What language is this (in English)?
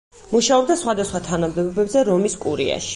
Georgian